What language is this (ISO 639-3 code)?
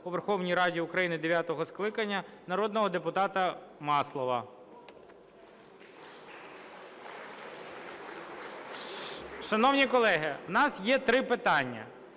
ukr